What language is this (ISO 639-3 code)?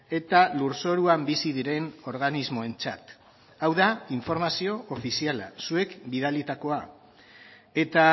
eus